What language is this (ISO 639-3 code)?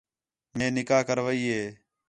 xhe